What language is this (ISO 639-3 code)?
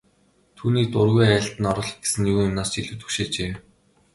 mon